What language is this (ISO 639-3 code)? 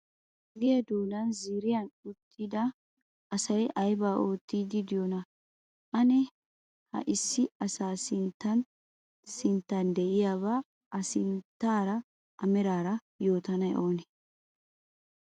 wal